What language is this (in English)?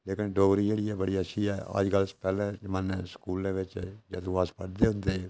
Dogri